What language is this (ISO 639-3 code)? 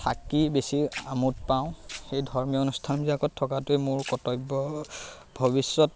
asm